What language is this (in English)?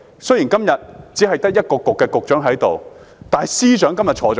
Cantonese